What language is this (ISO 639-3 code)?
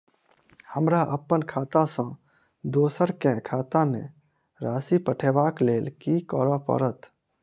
mai